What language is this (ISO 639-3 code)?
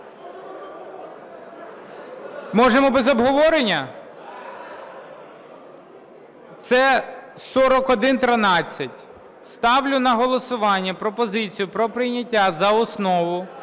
ukr